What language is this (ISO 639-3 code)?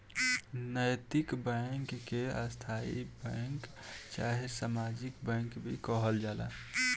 bho